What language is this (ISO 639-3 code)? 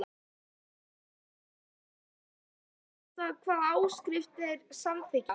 isl